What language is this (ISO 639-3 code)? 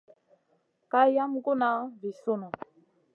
mcn